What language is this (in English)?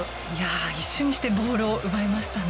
Japanese